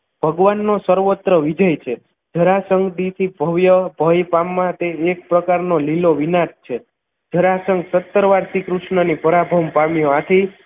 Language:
Gujarati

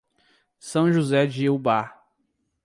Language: Portuguese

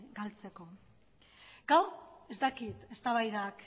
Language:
Basque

